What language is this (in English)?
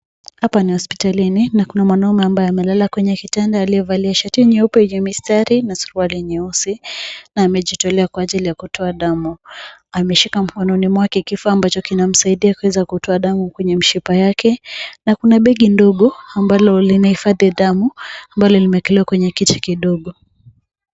Swahili